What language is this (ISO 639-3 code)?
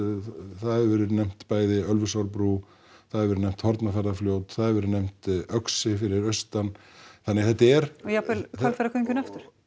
isl